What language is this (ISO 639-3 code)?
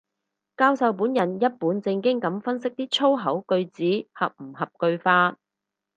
yue